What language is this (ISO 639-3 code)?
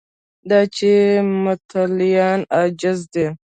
pus